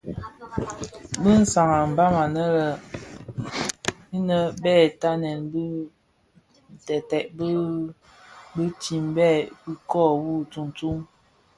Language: Bafia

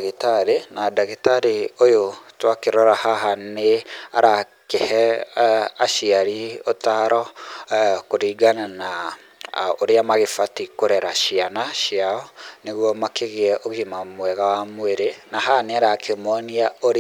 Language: Kikuyu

